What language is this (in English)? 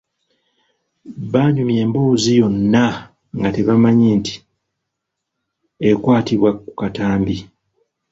Ganda